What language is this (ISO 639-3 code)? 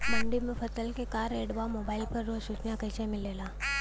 bho